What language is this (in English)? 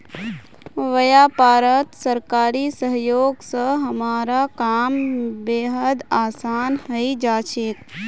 Magahi